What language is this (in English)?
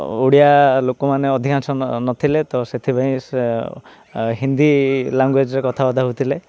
Odia